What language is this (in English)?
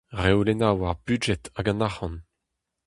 Breton